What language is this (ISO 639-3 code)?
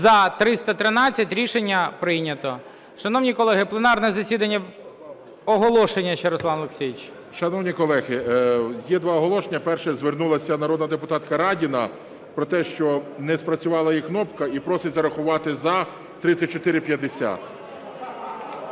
ukr